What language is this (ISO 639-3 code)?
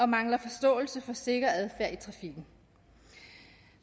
dan